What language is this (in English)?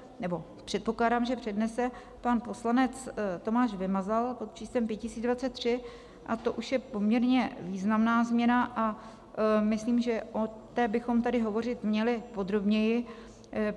Czech